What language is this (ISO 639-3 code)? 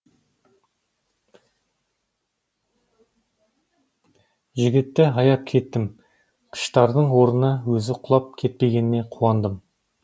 kaz